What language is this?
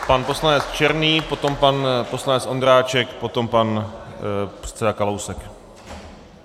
Czech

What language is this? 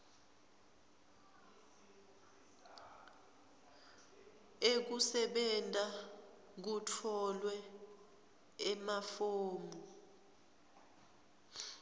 Swati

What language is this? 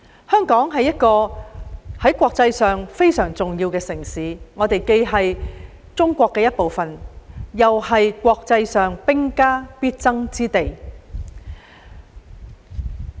Cantonese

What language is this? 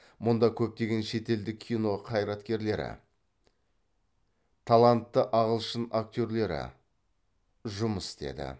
Kazakh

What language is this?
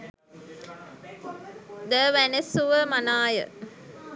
Sinhala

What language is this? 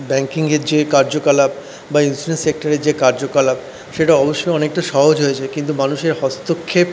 Bangla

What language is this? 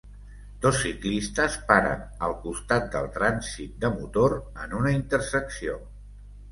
Catalan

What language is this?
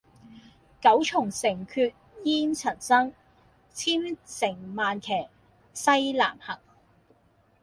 Cantonese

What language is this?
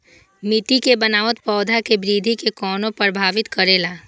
Maithili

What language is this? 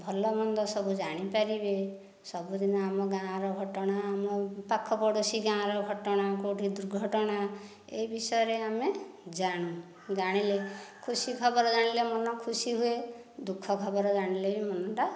Odia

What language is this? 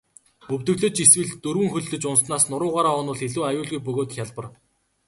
Mongolian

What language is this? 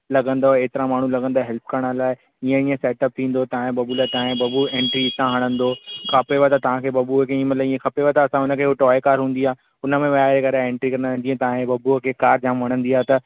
Sindhi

